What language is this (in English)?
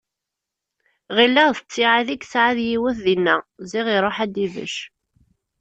Kabyle